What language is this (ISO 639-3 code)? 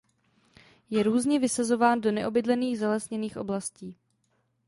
ces